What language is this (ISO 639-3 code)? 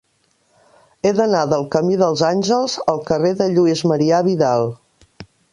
cat